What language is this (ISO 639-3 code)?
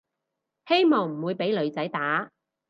yue